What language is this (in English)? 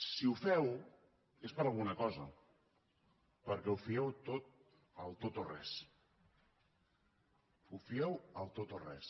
Catalan